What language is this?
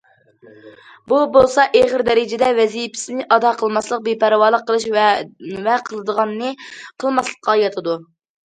Uyghur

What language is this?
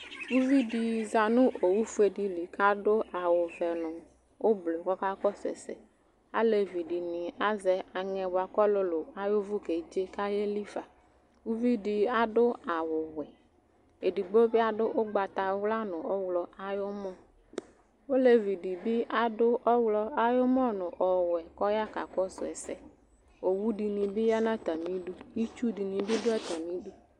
Ikposo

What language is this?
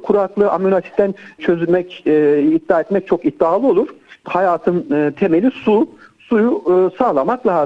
Turkish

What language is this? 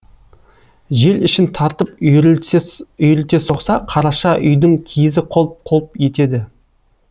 Kazakh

